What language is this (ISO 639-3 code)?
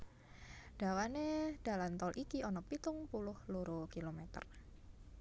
jav